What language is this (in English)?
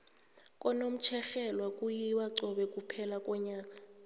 South Ndebele